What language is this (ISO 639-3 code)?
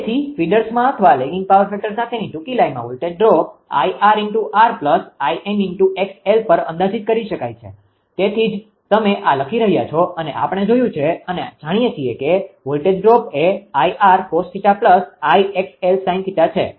guj